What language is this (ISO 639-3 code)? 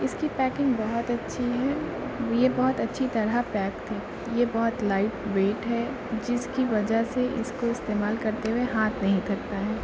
urd